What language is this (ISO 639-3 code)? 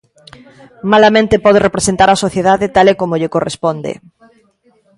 glg